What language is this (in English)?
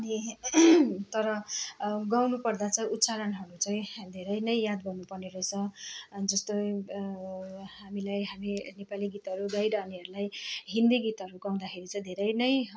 Nepali